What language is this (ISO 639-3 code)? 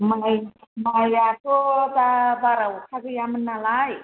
brx